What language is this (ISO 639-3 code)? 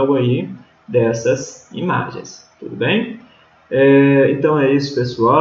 por